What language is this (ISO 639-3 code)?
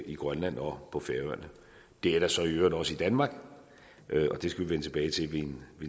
dan